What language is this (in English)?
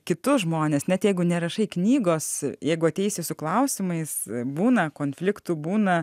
Lithuanian